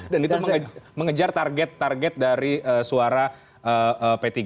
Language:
Indonesian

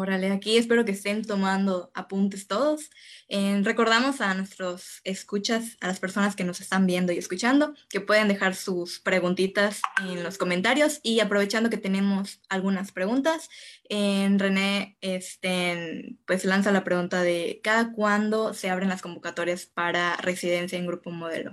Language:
Spanish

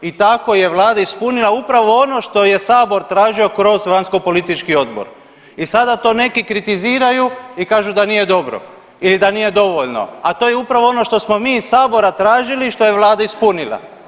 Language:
Croatian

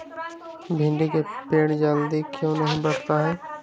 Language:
Magahi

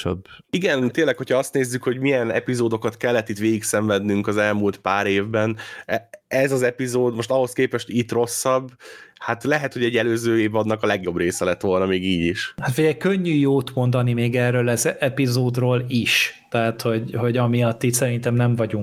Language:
Hungarian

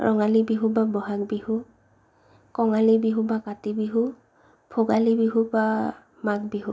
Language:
Assamese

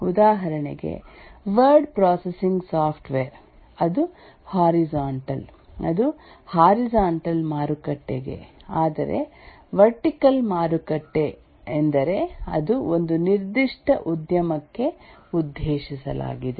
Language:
Kannada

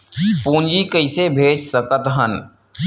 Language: Chhattisgarhi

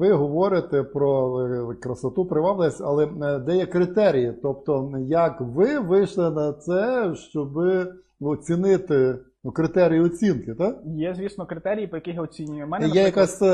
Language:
Ukrainian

